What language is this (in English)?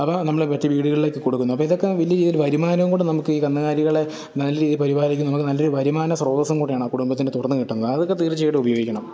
Malayalam